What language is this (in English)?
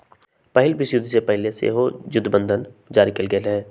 Magahi